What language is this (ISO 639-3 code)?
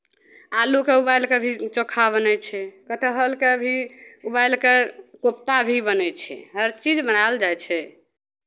mai